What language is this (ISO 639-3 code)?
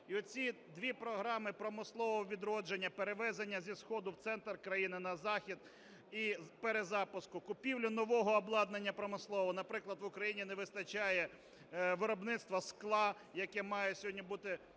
ukr